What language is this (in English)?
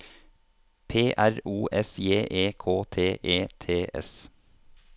Norwegian